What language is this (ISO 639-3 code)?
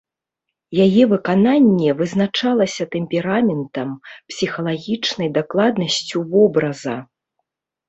bel